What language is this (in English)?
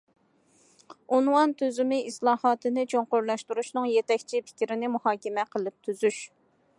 Uyghur